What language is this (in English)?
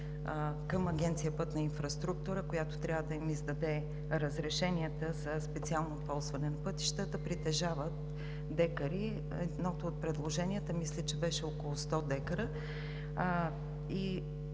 Bulgarian